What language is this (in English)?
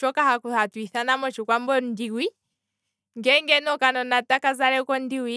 Kwambi